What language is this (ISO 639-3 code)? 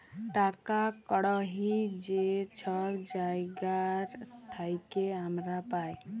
ben